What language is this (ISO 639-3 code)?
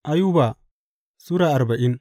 hau